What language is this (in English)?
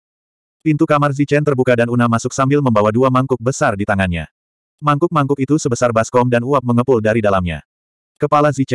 Indonesian